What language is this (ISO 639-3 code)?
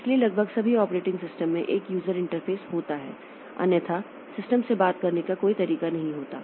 hin